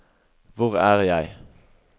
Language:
Norwegian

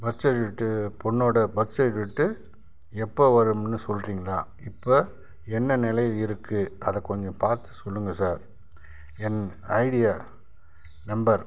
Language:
Tamil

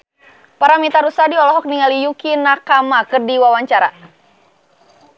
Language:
Sundanese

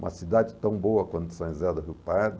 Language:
Portuguese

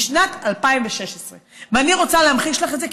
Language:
Hebrew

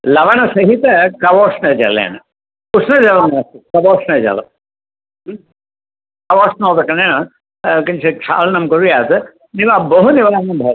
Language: Sanskrit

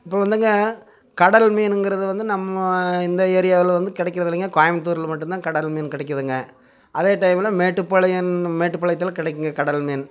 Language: Tamil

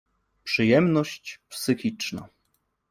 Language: Polish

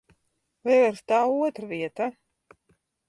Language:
Latvian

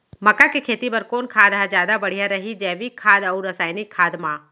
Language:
Chhattisgarhi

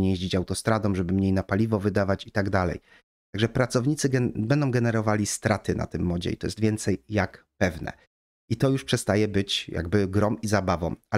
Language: Polish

